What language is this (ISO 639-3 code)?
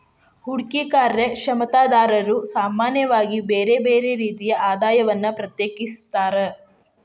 kan